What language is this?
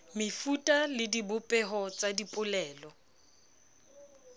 Southern Sotho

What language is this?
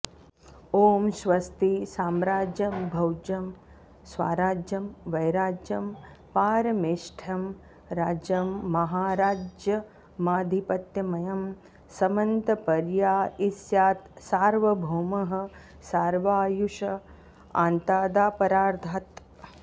Sanskrit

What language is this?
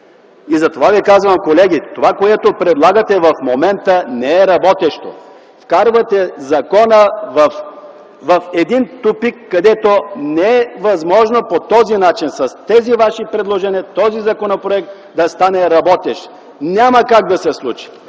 Bulgarian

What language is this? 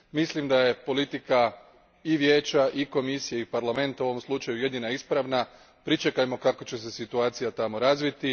Croatian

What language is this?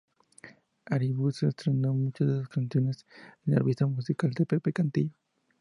Spanish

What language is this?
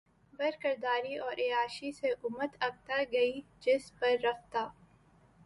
Urdu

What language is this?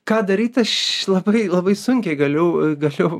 Lithuanian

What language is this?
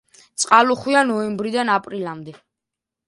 Georgian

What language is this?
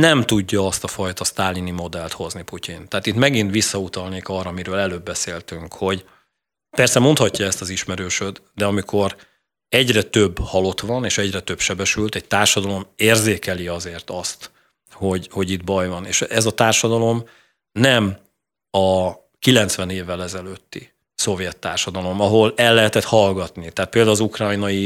Hungarian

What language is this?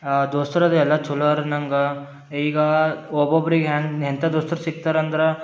Kannada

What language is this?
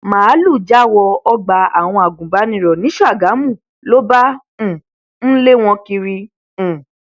Yoruba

